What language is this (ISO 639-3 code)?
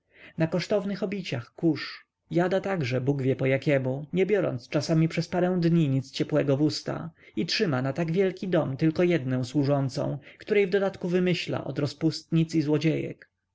pol